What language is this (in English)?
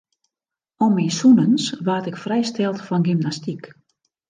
Western Frisian